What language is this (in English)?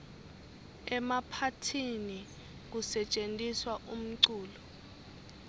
Swati